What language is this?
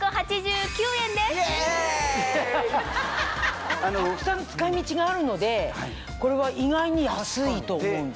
Japanese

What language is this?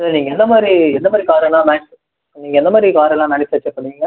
Tamil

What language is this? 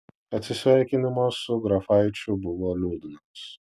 Lithuanian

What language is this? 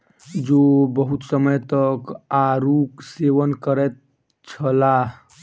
Maithili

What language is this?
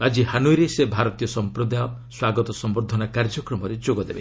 Odia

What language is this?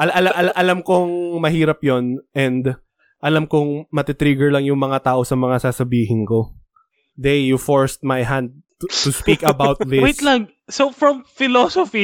Filipino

